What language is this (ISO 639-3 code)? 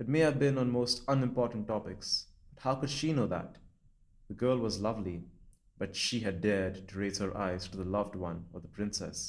eng